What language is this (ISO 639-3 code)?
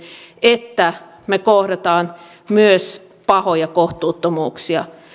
fin